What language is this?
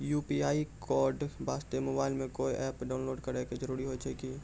Maithili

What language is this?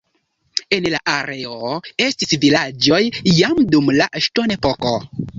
Esperanto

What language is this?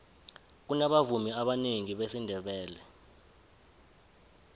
South Ndebele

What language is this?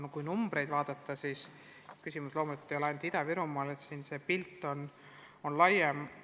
Estonian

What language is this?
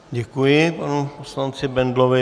Czech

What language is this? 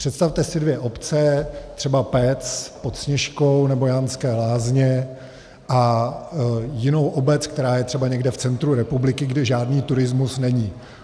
Czech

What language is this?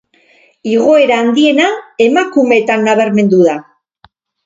Basque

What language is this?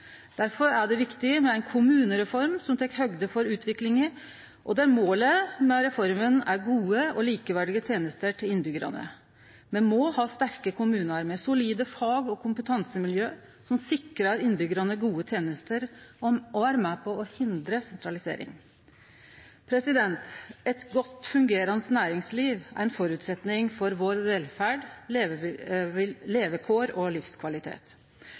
Norwegian Nynorsk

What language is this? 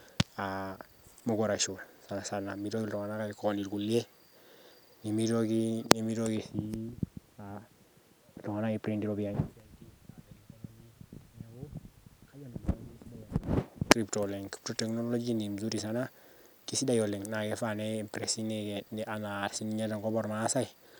Masai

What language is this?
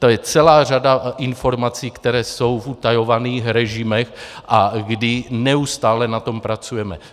Czech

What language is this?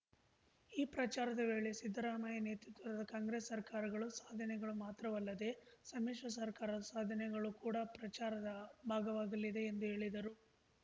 Kannada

